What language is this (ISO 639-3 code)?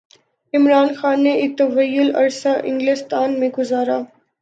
urd